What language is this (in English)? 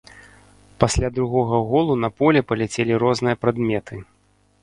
Belarusian